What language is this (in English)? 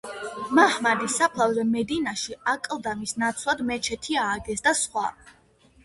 Georgian